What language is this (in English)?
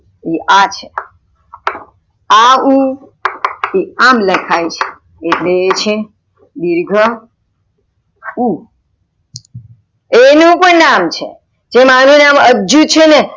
Gujarati